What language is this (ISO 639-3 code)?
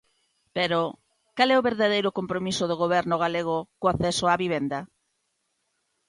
glg